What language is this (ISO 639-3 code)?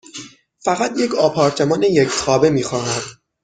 fas